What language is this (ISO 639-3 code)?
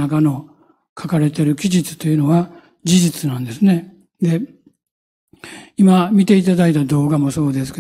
jpn